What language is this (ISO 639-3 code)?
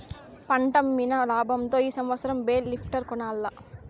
tel